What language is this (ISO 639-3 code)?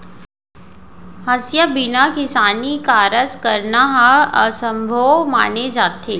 hne